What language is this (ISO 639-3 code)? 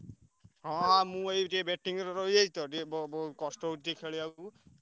ori